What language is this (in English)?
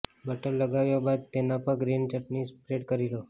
Gujarati